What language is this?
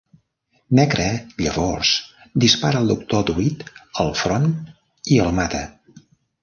Catalan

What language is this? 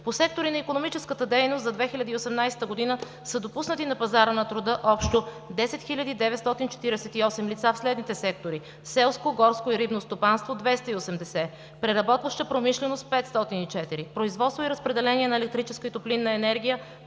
Bulgarian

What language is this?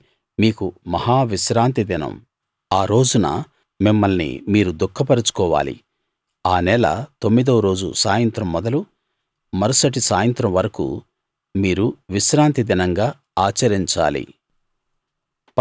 Telugu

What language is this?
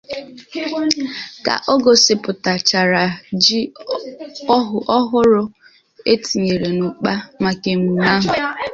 Igbo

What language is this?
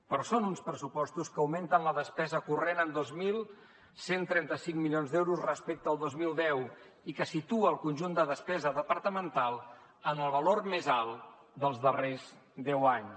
Catalan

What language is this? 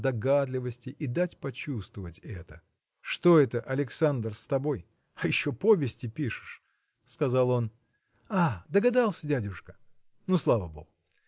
Russian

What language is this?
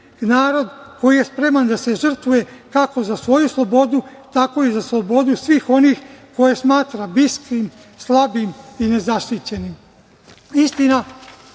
Serbian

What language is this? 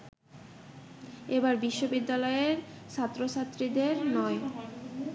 Bangla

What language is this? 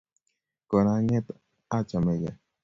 Kalenjin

